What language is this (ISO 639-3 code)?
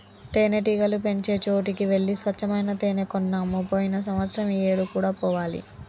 tel